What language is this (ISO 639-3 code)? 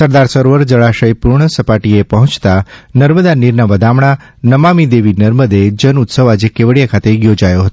guj